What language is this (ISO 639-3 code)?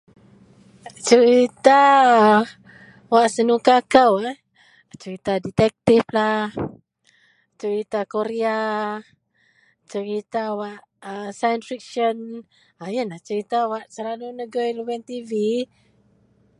mel